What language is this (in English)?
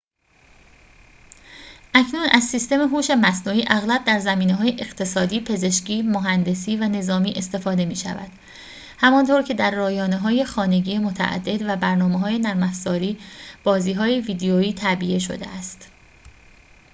Persian